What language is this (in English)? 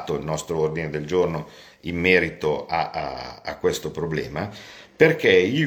Italian